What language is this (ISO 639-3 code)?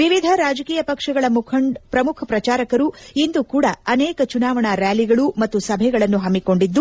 kan